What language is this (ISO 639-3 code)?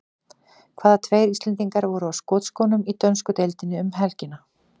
isl